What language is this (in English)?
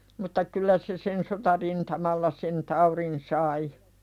Finnish